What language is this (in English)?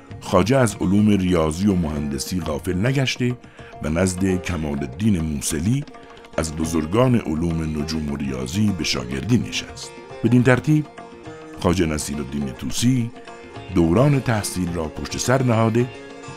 Persian